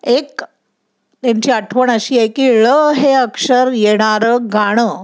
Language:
Marathi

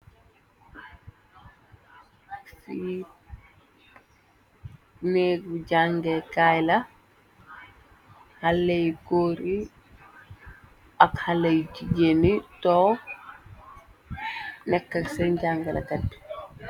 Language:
Wolof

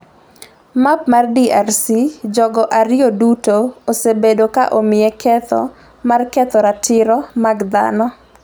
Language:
Luo (Kenya and Tanzania)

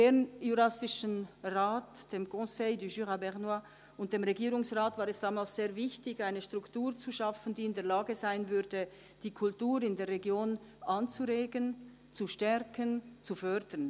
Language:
Swiss German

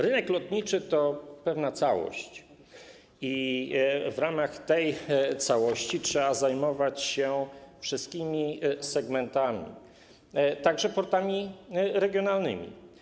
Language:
Polish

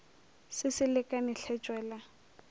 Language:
Northern Sotho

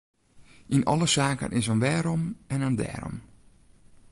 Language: Western Frisian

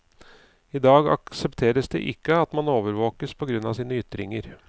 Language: Norwegian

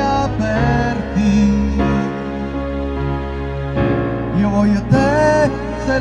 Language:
Italian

